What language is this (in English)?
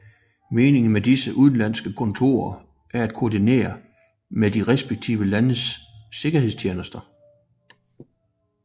Danish